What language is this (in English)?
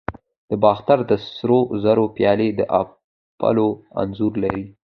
Pashto